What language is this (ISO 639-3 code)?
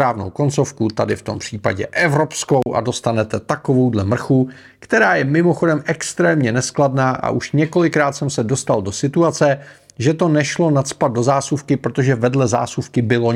ces